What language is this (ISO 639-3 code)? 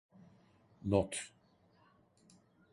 tur